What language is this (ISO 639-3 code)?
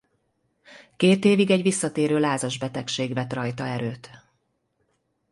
hun